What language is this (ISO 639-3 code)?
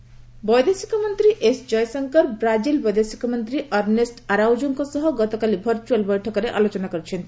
ori